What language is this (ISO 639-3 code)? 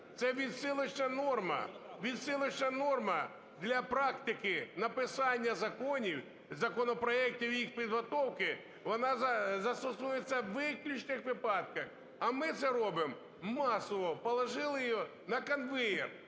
ukr